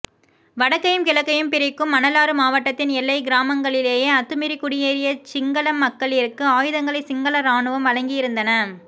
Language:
Tamil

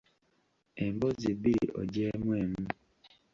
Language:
Ganda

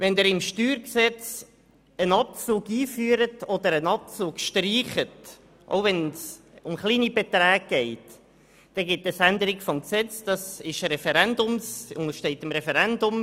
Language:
Swiss German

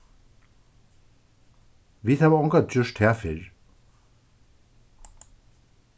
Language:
Faroese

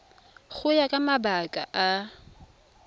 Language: Tswana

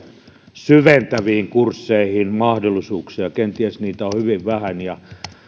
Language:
Finnish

